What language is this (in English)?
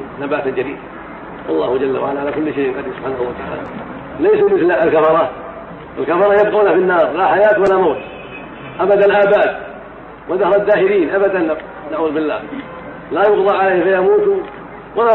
Arabic